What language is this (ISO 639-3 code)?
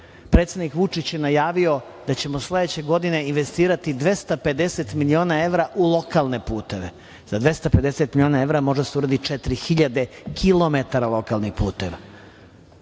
srp